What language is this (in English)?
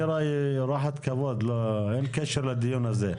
Hebrew